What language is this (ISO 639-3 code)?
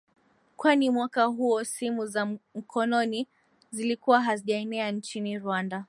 swa